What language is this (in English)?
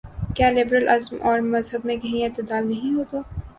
Urdu